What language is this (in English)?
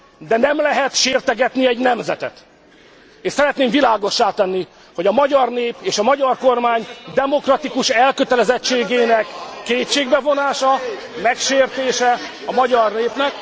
Hungarian